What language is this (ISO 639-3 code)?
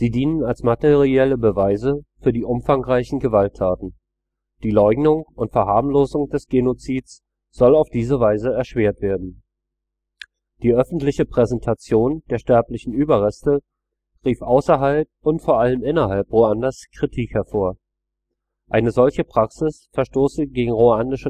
deu